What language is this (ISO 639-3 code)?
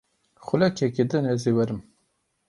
kur